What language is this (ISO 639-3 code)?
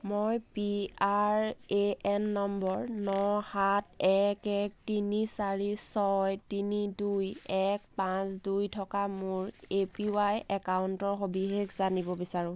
asm